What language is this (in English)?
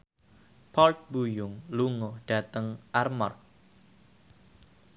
Javanese